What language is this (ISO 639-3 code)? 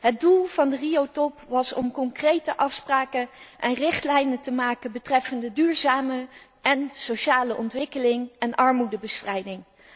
nld